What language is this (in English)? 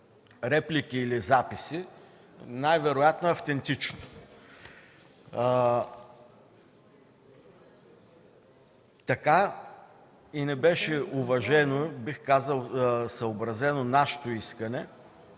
Bulgarian